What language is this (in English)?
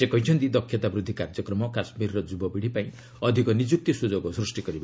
Odia